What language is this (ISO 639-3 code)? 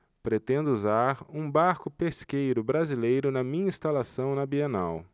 por